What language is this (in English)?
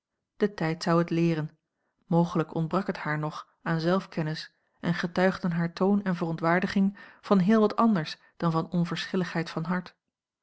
Dutch